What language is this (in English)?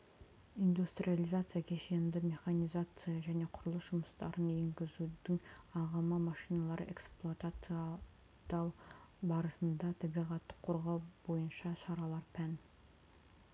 Kazakh